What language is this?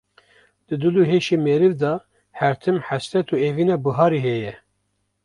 Kurdish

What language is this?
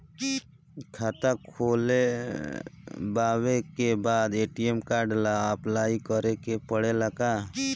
Bhojpuri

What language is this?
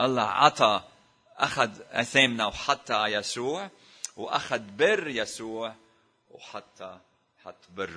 Arabic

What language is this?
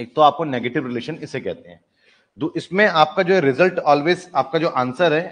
Hindi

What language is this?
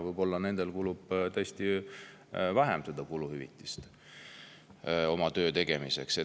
Estonian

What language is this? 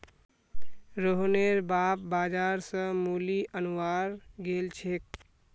Magahi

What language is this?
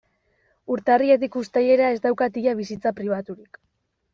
Basque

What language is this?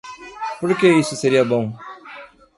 Portuguese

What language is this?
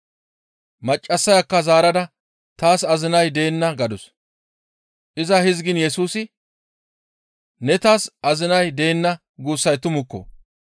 Gamo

